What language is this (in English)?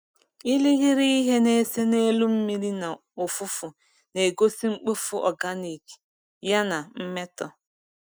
Igbo